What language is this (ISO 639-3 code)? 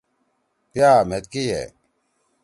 trw